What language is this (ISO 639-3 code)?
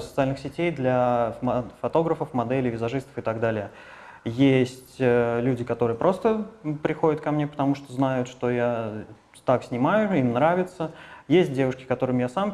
rus